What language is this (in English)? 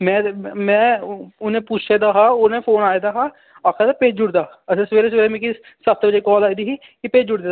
Dogri